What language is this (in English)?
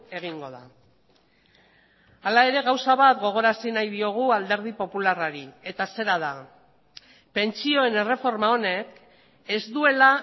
Basque